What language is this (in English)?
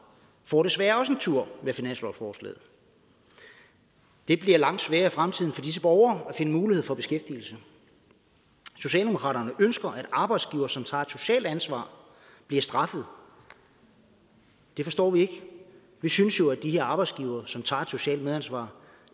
Danish